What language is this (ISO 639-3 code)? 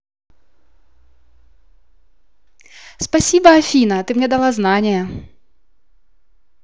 rus